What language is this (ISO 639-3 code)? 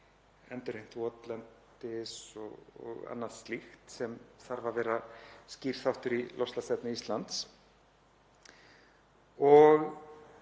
isl